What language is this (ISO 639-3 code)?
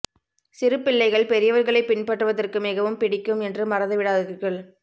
tam